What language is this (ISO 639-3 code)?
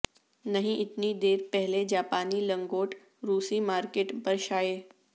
urd